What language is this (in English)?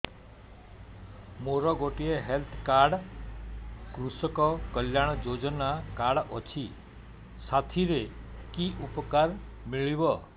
Odia